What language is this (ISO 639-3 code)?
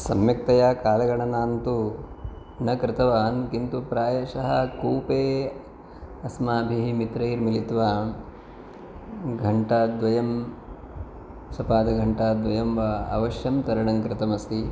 san